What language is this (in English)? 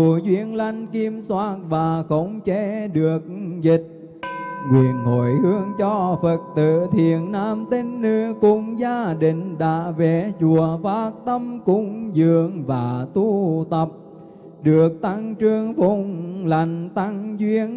Vietnamese